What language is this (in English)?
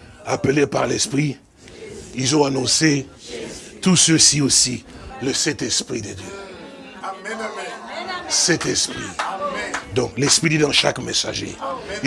French